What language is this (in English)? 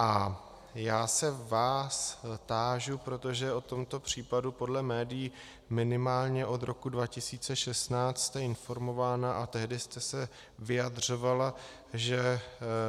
Czech